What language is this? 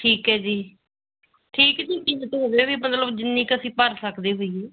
Punjabi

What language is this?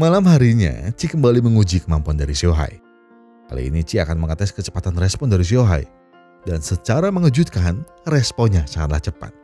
Indonesian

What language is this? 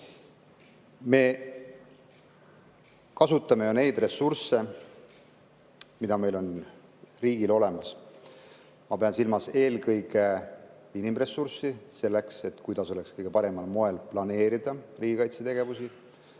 Estonian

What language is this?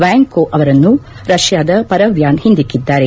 Kannada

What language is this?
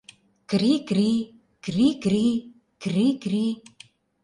Mari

